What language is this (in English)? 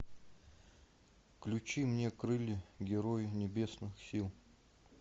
Russian